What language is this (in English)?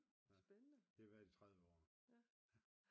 Danish